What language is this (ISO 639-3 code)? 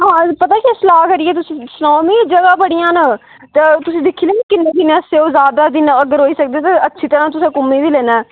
doi